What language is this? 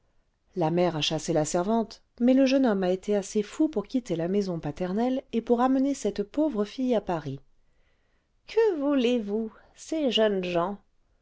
French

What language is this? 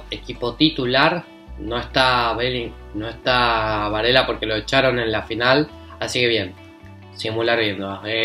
Spanish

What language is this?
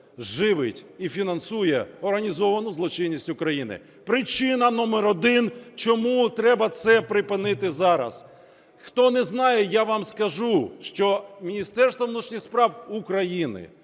Ukrainian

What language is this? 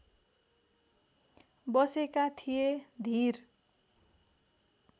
Nepali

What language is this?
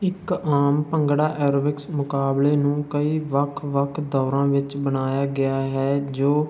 Punjabi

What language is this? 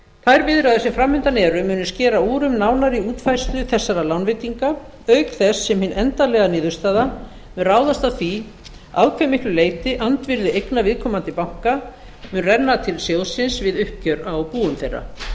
Icelandic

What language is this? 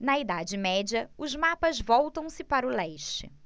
Portuguese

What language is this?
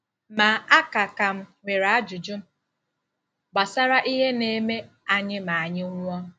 Igbo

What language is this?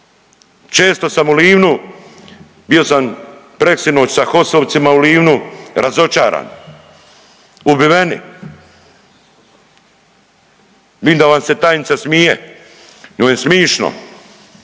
Croatian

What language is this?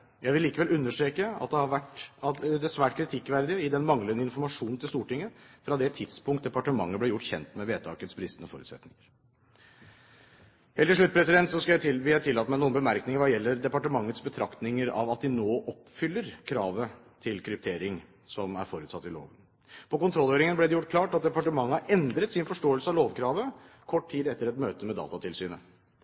Norwegian Bokmål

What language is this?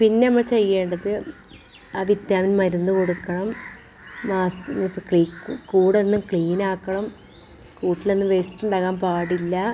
Malayalam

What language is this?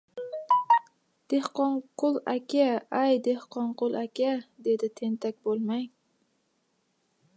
Uzbek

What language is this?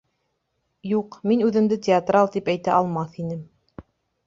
Bashkir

